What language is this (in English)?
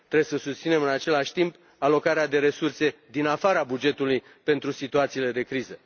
Romanian